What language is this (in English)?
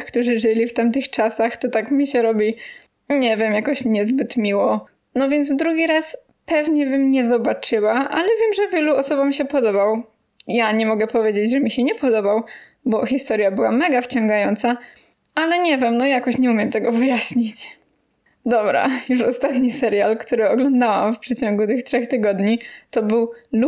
Polish